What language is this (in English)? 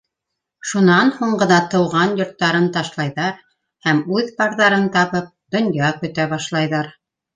Bashkir